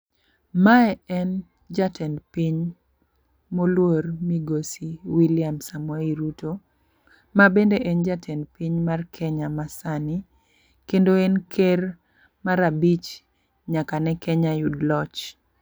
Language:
Luo (Kenya and Tanzania)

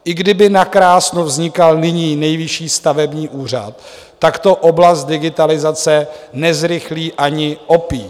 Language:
Czech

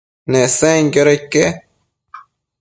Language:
Matsés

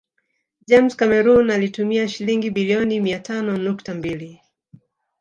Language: Swahili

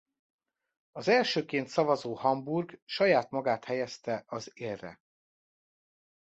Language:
Hungarian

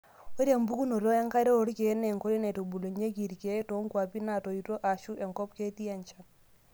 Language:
Masai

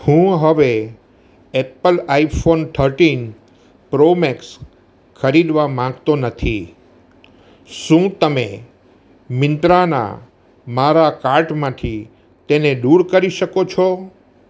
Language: Gujarati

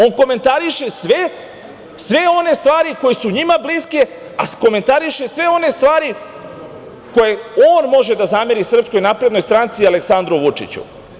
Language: Serbian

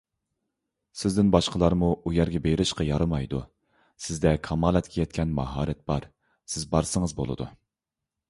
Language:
Uyghur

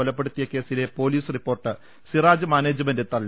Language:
Malayalam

